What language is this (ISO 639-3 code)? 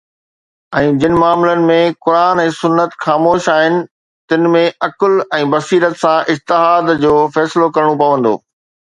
snd